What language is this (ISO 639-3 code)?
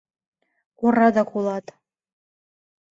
chm